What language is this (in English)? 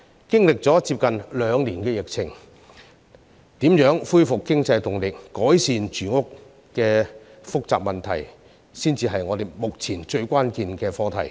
Cantonese